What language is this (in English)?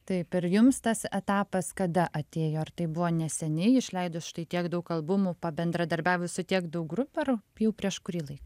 Lithuanian